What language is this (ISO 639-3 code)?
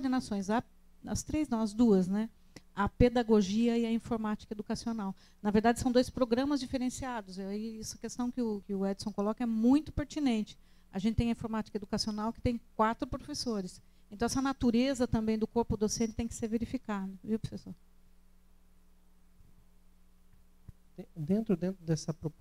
por